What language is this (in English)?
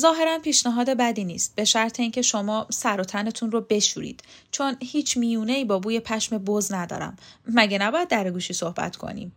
Persian